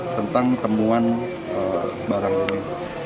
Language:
Indonesian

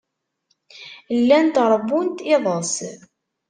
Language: Kabyle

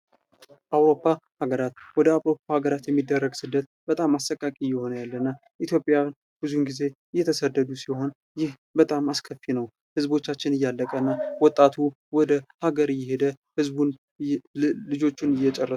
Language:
Amharic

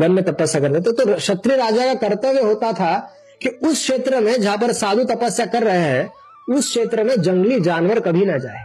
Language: Hindi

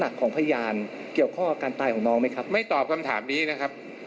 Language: Thai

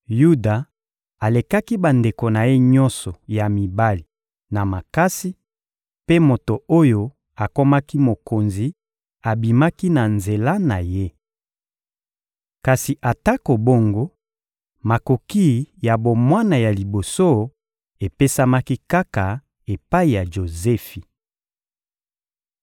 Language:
Lingala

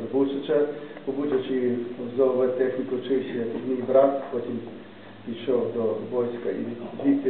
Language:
Ukrainian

